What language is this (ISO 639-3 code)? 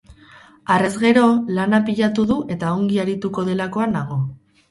eus